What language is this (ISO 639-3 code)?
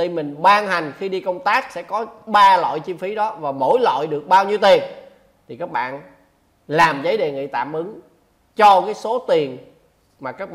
vie